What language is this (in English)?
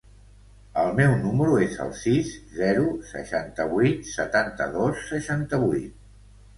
Catalan